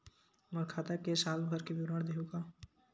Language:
Chhattisgarhi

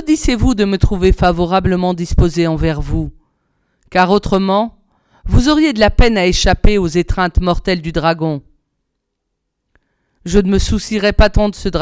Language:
French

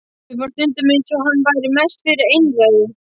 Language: Icelandic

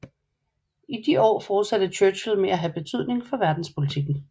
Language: Danish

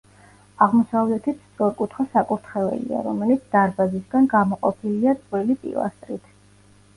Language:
Georgian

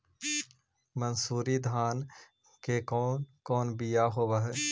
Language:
Magahi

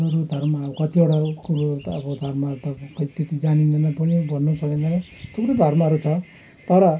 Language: Nepali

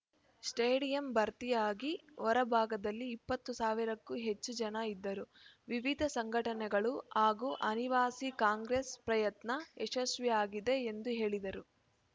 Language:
Kannada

